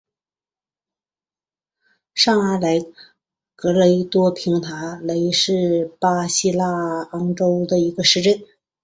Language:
Chinese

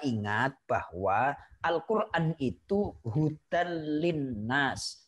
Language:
Indonesian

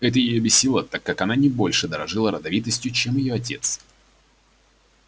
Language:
Russian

